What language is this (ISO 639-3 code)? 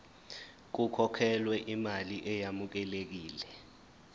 zul